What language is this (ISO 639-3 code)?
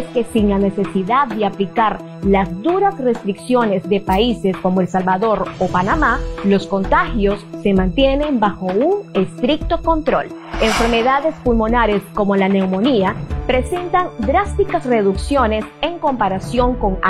spa